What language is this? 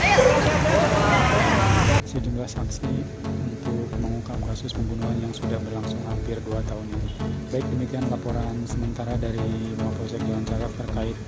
Indonesian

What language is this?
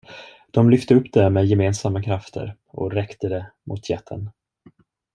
Swedish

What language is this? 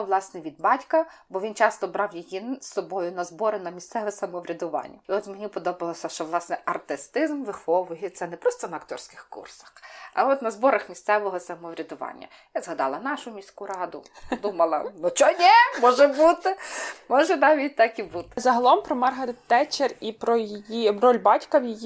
Ukrainian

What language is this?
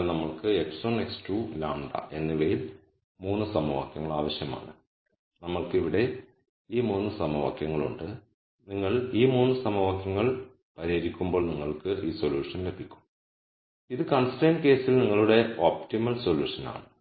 Malayalam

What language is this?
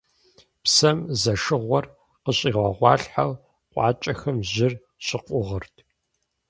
Kabardian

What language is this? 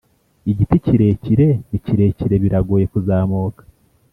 Kinyarwanda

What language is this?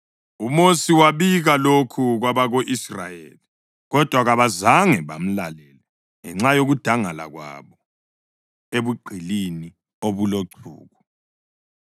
North Ndebele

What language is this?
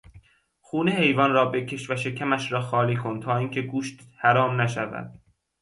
Persian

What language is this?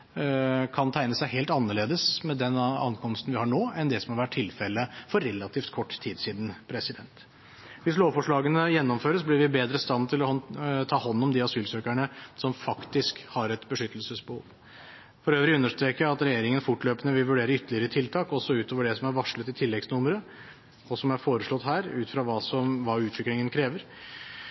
Norwegian Bokmål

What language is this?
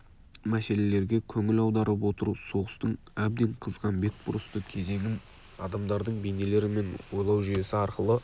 Kazakh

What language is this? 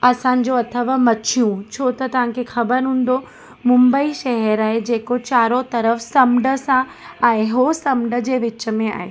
Sindhi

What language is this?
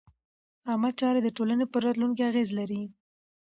Pashto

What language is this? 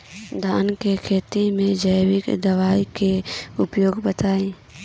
Bhojpuri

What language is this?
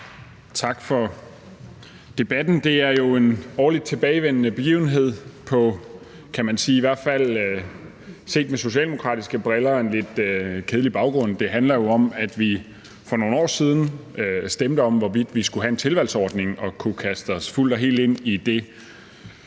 Danish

